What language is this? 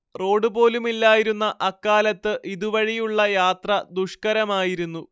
Malayalam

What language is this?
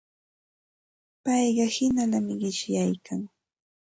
Santa Ana de Tusi Pasco Quechua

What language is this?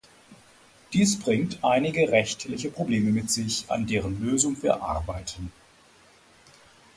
German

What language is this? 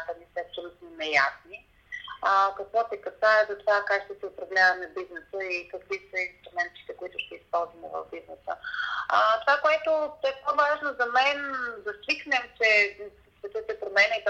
Bulgarian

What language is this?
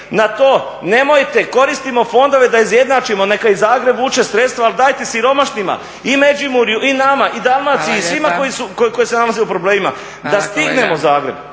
Croatian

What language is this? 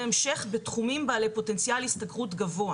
Hebrew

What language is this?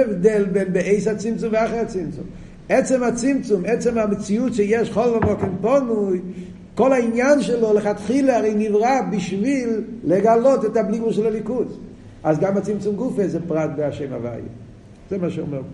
Hebrew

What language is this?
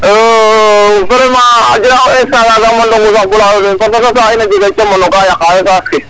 Serer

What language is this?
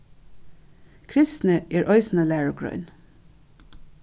Faroese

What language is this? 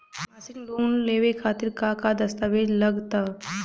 Bhojpuri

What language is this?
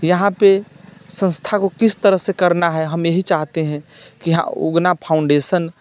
Maithili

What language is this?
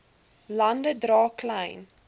Afrikaans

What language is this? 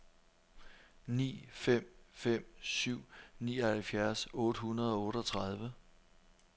Danish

